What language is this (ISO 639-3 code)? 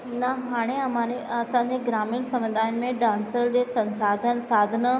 snd